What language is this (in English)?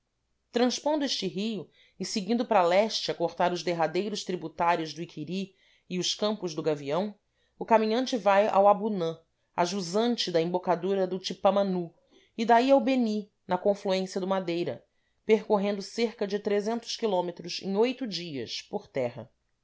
Portuguese